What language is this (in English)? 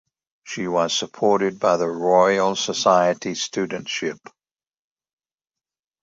English